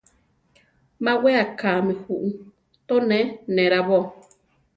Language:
Central Tarahumara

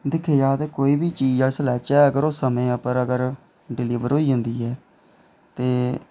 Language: Dogri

